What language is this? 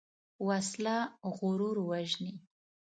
Pashto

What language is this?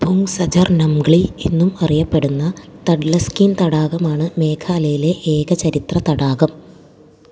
Malayalam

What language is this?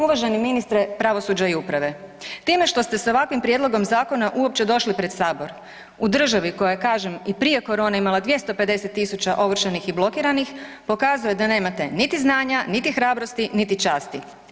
Croatian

